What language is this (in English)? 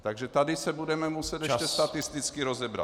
Czech